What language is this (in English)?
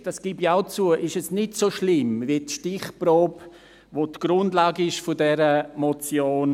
Swiss German